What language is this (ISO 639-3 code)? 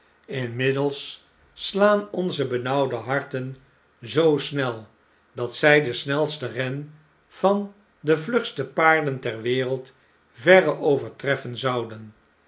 nld